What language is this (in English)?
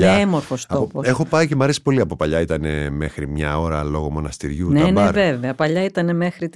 Greek